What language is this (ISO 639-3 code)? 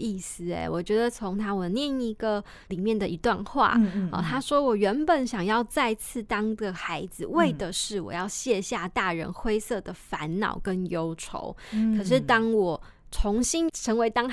zho